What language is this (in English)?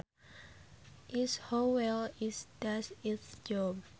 Sundanese